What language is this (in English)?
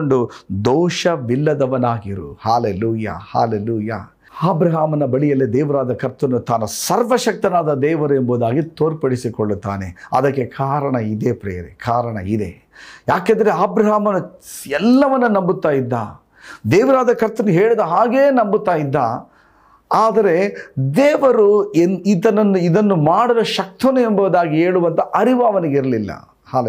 Kannada